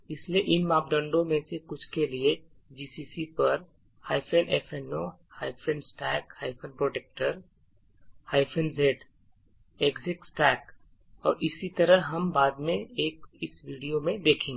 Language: Hindi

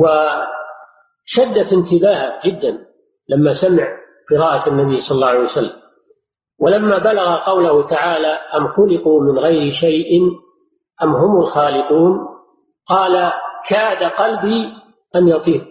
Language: Arabic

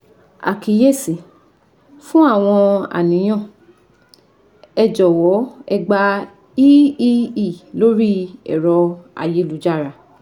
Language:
Yoruba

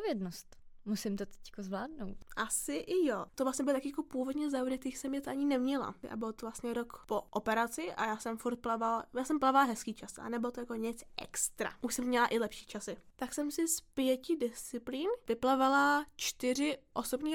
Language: Czech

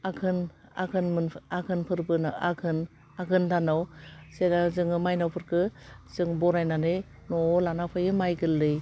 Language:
Bodo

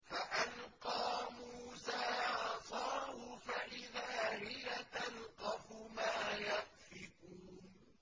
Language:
Arabic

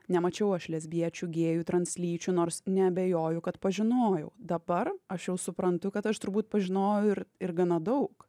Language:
Lithuanian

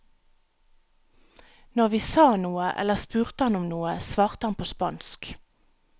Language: Norwegian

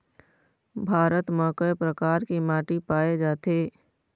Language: Chhattisgarhi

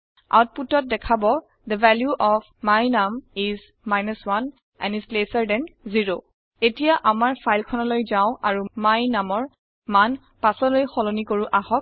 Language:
Assamese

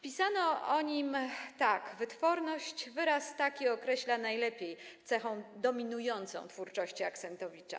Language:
Polish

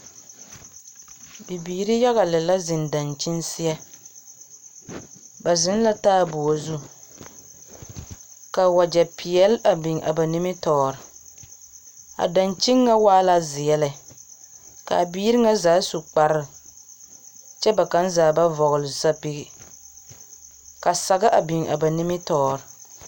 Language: Southern Dagaare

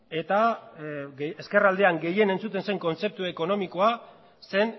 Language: Basque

